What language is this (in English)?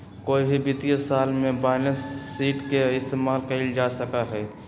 Magahi